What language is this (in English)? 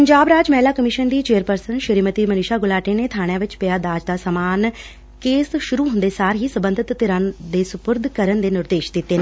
Punjabi